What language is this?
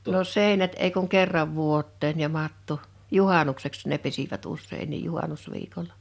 Finnish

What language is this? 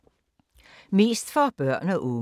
Danish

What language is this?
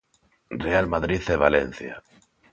Galician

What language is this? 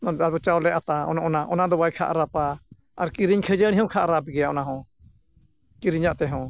Santali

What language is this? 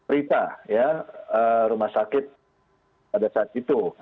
Indonesian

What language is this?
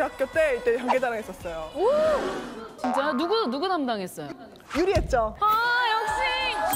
Korean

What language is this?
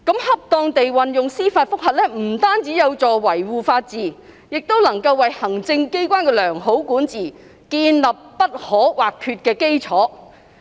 Cantonese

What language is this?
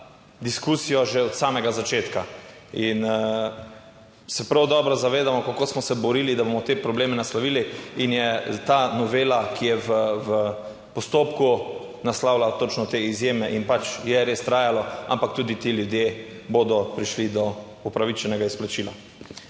Slovenian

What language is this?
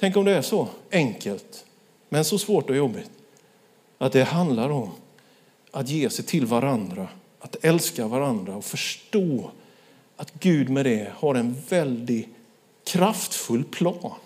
Swedish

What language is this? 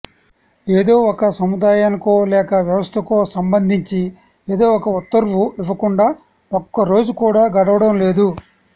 Telugu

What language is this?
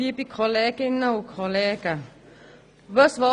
Swiss German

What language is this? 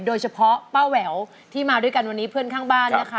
Thai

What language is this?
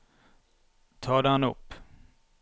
Norwegian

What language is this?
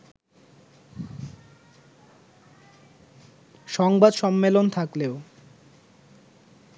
Bangla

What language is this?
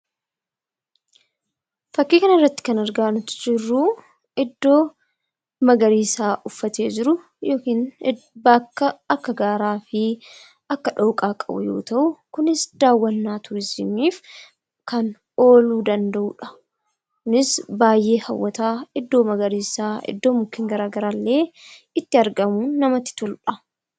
Oromo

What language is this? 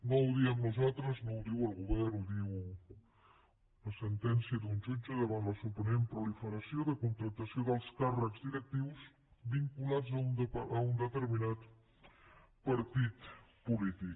Catalan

